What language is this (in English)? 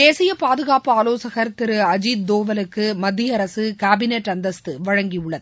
Tamil